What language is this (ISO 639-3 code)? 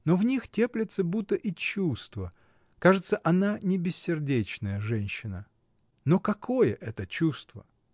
rus